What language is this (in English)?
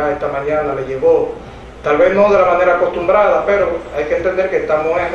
Spanish